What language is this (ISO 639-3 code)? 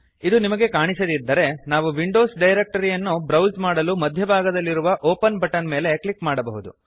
kan